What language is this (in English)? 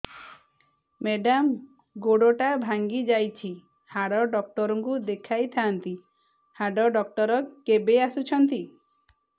Odia